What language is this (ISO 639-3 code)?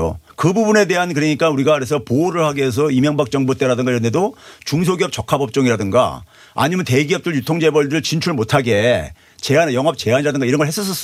kor